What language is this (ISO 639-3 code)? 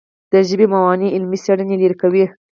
pus